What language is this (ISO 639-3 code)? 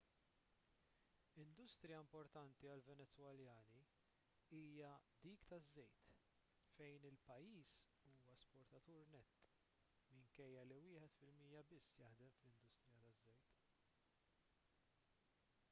mlt